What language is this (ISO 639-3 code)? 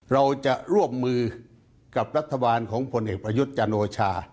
tha